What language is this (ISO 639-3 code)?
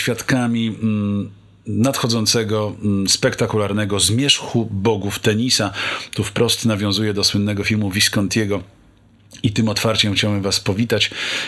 pol